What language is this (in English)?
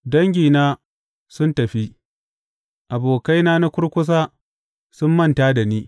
Hausa